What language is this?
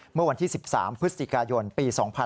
Thai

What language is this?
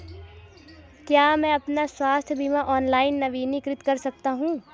Hindi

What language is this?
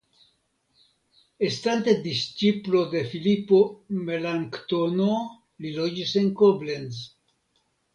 Esperanto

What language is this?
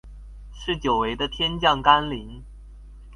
Chinese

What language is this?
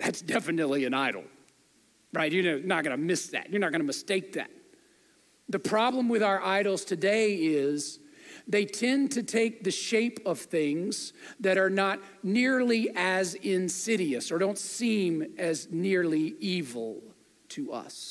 English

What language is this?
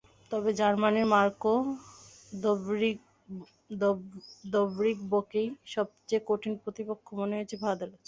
Bangla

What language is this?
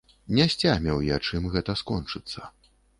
Belarusian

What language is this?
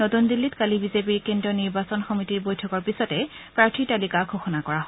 Assamese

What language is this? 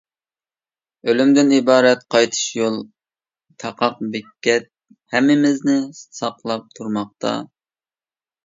Uyghur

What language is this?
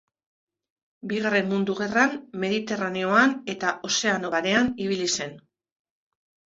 Basque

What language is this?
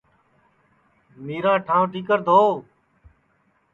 Sansi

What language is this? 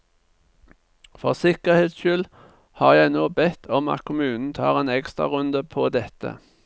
Norwegian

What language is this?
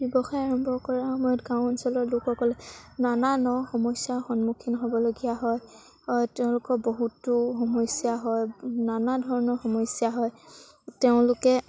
Assamese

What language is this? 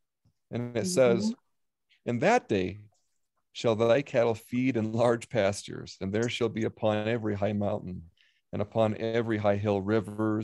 English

